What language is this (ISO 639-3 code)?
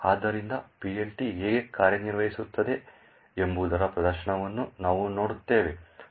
kan